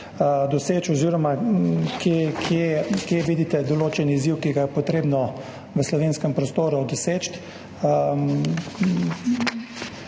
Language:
Slovenian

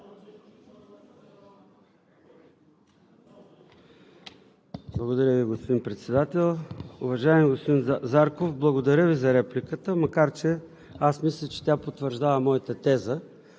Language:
Bulgarian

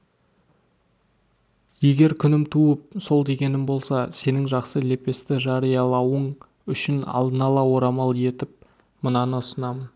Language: Kazakh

